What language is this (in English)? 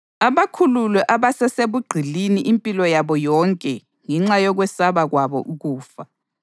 North Ndebele